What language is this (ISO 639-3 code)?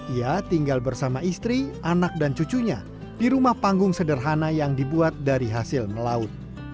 ind